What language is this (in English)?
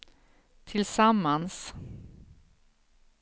Swedish